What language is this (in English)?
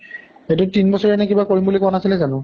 Assamese